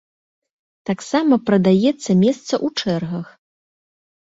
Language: Belarusian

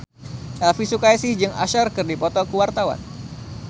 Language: Sundanese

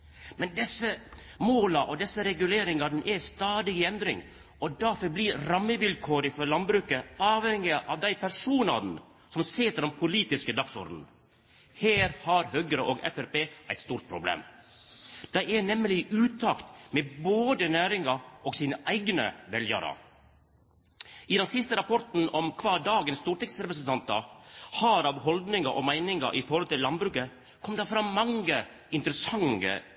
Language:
Norwegian Nynorsk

